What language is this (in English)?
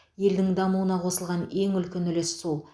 Kazakh